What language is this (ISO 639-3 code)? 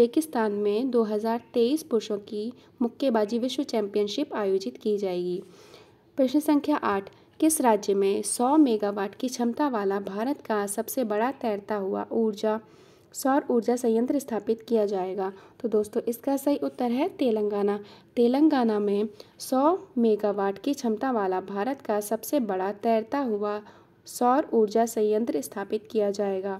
hin